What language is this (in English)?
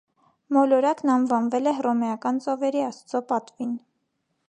Armenian